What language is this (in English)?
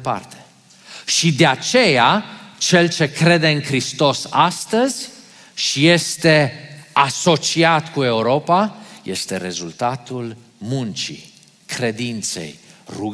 Romanian